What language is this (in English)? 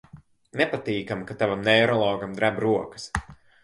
Latvian